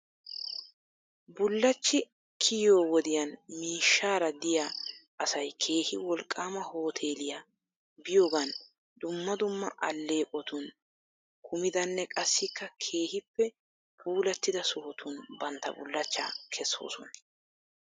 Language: Wolaytta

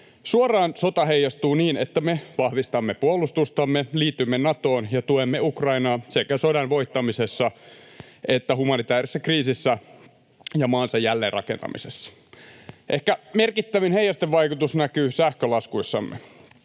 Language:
Finnish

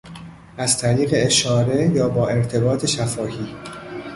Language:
Persian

